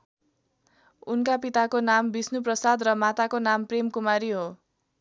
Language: Nepali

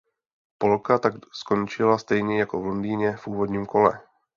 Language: Czech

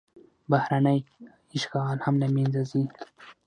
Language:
Pashto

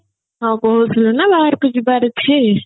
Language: Odia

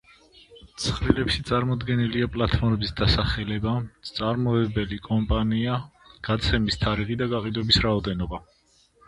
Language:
Georgian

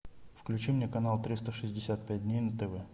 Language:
Russian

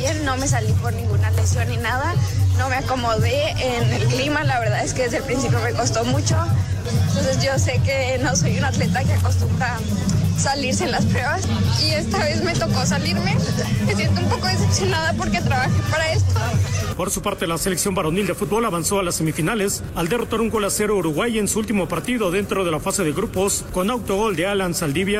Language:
Spanish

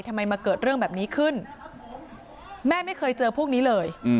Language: Thai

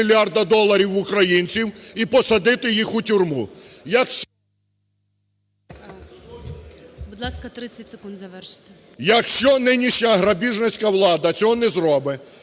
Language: Ukrainian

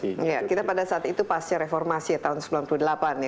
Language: Indonesian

